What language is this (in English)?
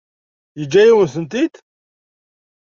Kabyle